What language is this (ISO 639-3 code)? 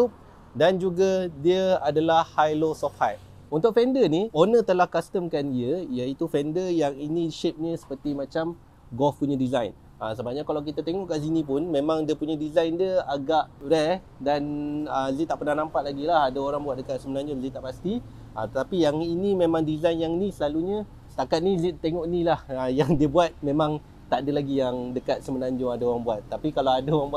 msa